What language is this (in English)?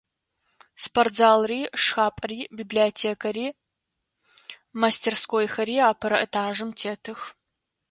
Adyghe